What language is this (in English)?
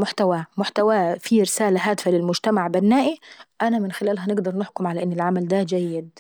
Saidi Arabic